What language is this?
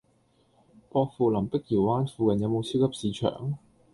Cantonese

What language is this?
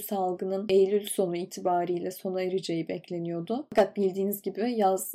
Turkish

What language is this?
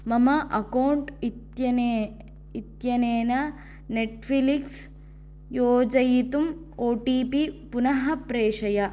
Sanskrit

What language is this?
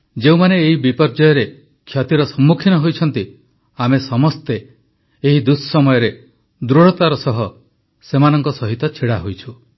Odia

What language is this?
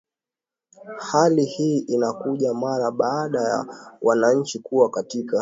Swahili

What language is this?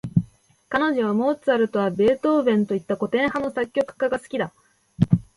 Japanese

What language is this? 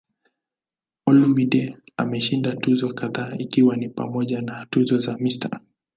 Swahili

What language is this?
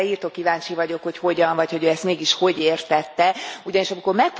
Hungarian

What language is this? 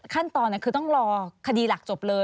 Thai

